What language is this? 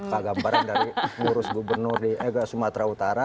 Indonesian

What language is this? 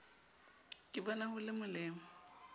Southern Sotho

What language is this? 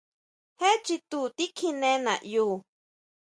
Huautla Mazatec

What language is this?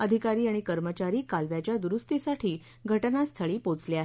Marathi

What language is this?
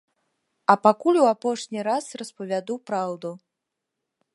Belarusian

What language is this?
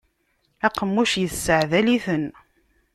Kabyle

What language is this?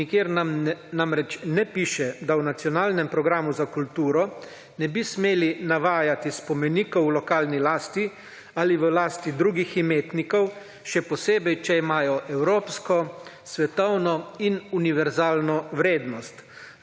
Slovenian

